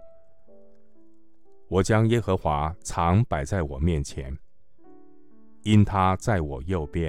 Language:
Chinese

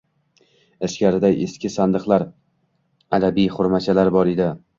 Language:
Uzbek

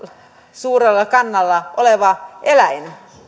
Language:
Finnish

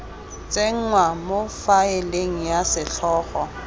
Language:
Tswana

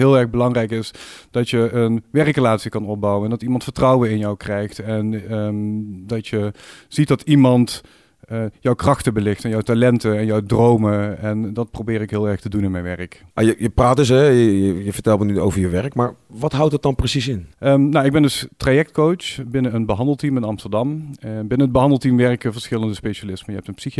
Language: Dutch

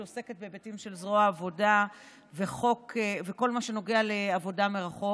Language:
Hebrew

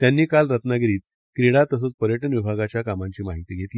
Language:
Marathi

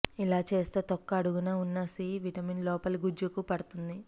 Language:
Telugu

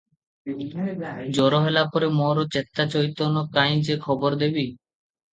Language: Odia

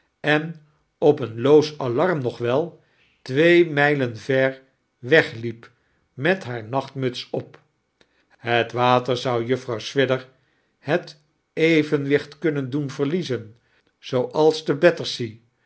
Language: Dutch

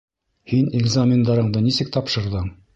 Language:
Bashkir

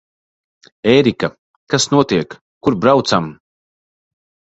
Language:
Latvian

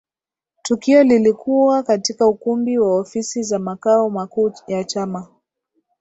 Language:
Swahili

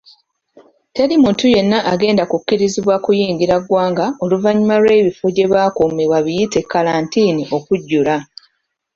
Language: Ganda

